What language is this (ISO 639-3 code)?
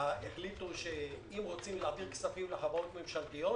heb